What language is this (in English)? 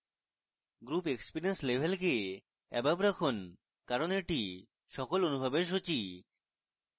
Bangla